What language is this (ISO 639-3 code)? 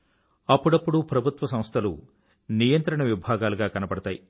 tel